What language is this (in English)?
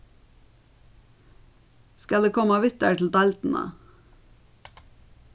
Faroese